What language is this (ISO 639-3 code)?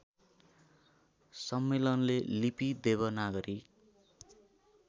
nep